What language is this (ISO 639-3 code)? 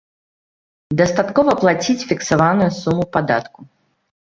bel